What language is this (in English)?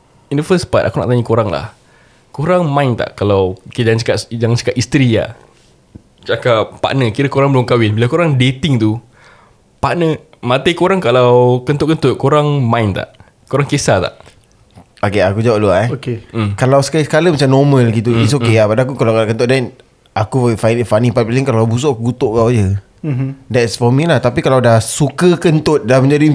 Malay